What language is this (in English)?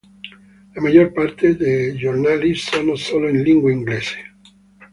Italian